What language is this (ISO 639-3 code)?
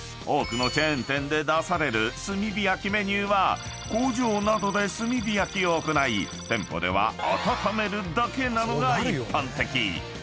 jpn